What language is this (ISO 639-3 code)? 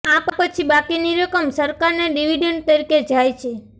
guj